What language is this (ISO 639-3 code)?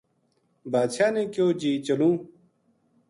gju